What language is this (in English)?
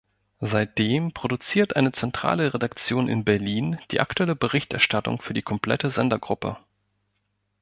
German